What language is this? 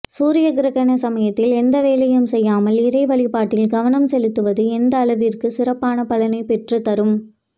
Tamil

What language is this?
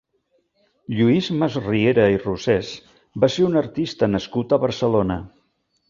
Catalan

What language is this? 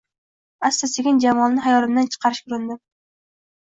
Uzbek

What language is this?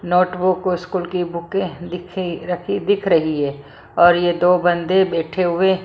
Hindi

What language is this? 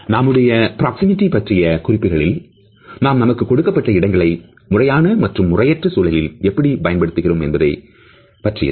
Tamil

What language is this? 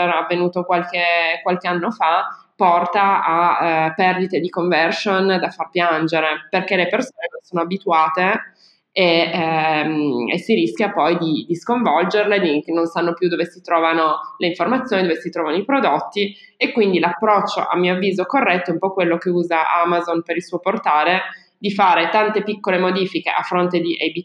Italian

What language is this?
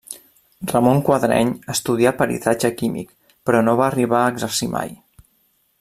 Catalan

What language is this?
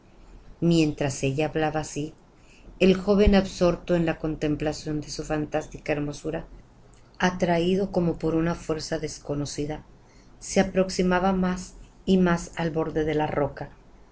Spanish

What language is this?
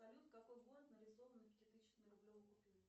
Russian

